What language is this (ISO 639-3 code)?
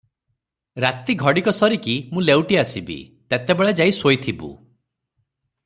ori